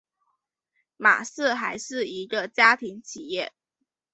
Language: Chinese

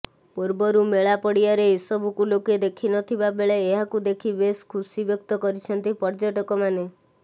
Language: Odia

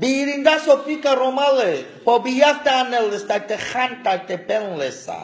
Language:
Romanian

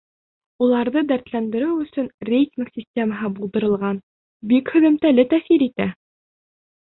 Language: Bashkir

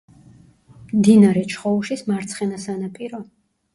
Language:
Georgian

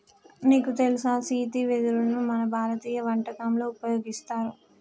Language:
Telugu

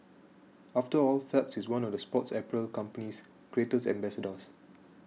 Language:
English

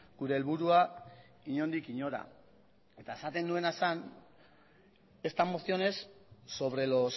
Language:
Basque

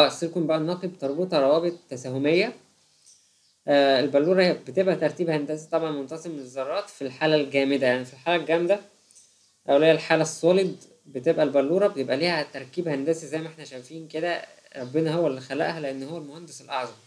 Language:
Arabic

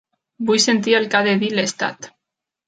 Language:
Catalan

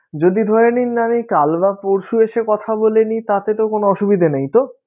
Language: Bangla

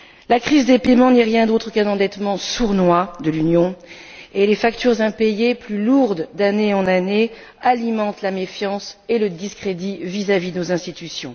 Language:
French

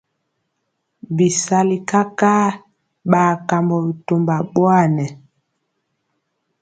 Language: Mpiemo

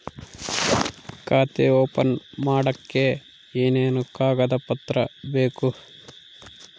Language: Kannada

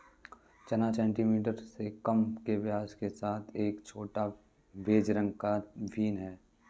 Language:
Hindi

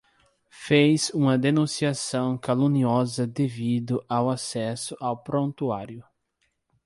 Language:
Portuguese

